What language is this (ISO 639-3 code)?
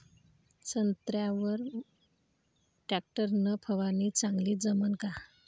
mar